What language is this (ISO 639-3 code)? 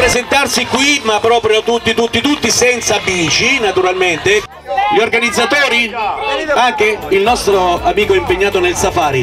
ita